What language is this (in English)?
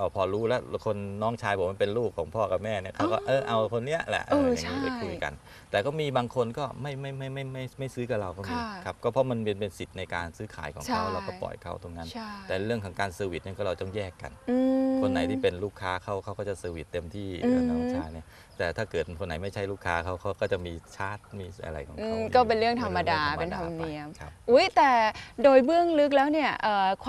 Thai